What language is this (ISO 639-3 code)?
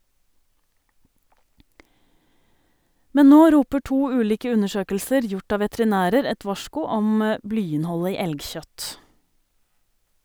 nor